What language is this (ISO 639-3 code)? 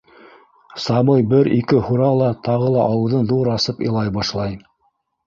bak